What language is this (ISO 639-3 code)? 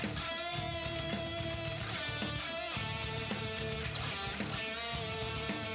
tha